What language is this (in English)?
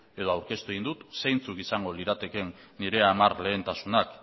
Basque